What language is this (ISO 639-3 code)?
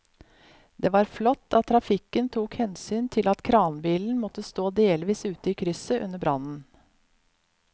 nor